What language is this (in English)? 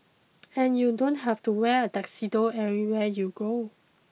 English